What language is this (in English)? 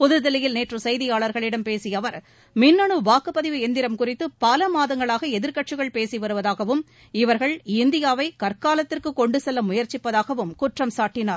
Tamil